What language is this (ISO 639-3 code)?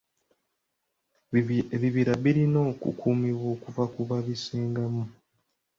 lug